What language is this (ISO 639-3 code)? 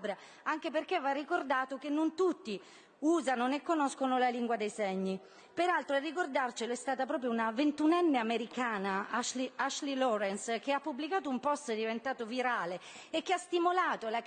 ita